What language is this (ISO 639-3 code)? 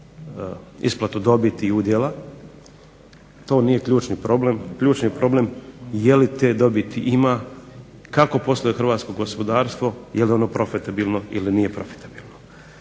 hrv